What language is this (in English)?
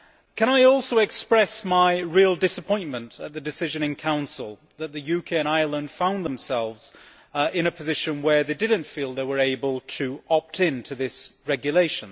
English